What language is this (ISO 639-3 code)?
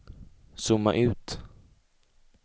swe